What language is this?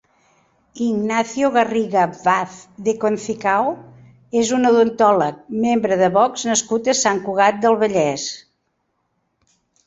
Catalan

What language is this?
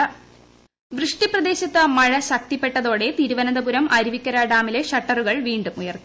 Malayalam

